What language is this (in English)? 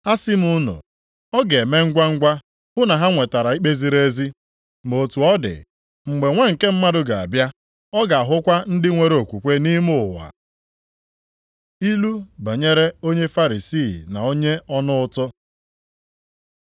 Igbo